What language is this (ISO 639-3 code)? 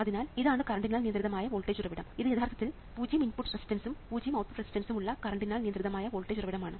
mal